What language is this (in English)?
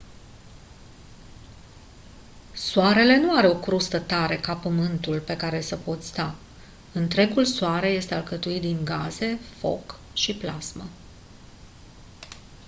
Romanian